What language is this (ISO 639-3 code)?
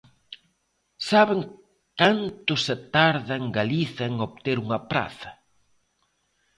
glg